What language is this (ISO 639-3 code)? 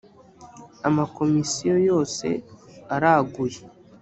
kin